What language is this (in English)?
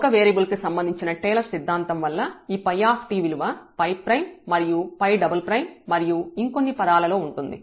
Telugu